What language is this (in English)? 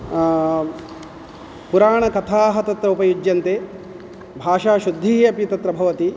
Sanskrit